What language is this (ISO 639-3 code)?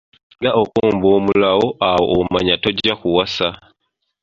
lug